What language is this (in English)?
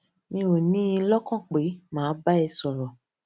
Yoruba